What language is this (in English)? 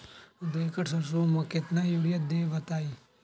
Magahi